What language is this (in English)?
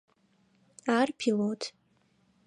Adyghe